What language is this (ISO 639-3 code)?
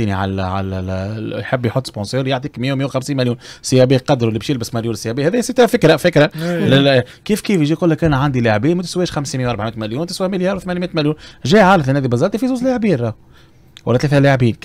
ara